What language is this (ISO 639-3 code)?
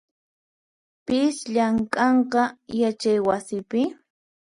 qxp